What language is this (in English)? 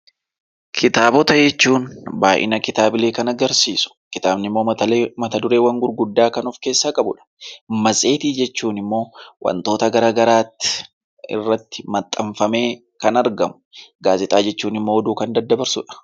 Oromo